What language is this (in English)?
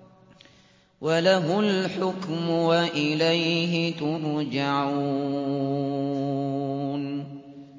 Arabic